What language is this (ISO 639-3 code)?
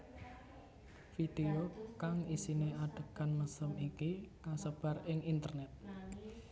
jav